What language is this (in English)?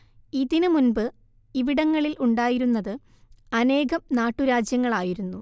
Malayalam